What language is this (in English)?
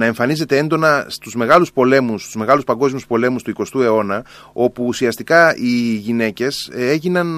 Greek